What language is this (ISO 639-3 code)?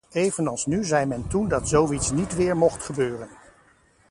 nld